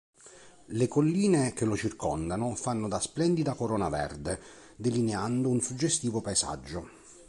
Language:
Italian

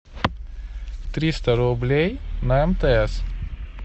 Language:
Russian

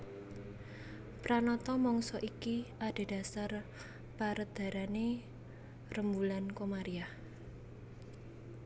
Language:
Javanese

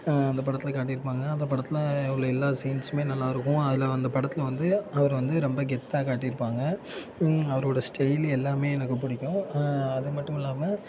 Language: Tamil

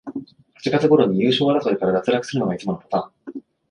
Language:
Japanese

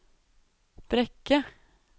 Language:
Norwegian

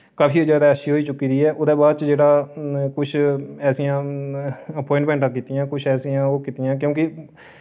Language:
Dogri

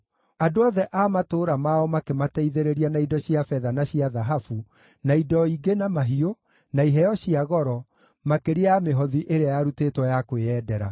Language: Kikuyu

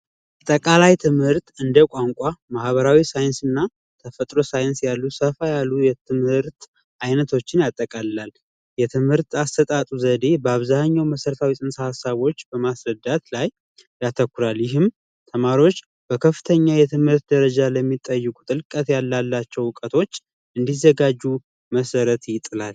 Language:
Amharic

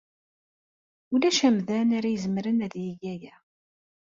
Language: Kabyle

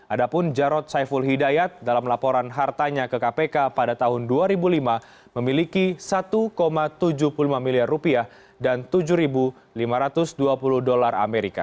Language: Indonesian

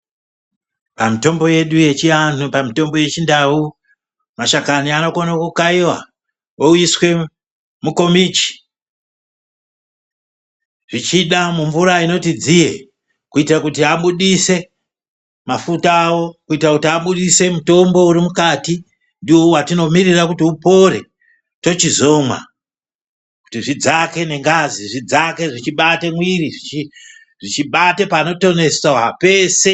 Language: Ndau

